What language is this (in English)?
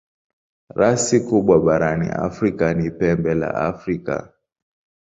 Swahili